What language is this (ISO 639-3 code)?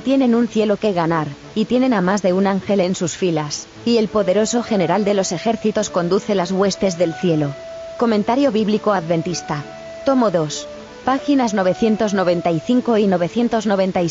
spa